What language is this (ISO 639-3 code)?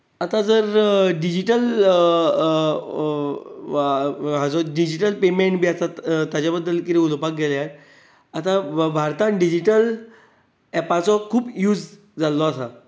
kok